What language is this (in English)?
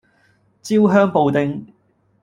Cantonese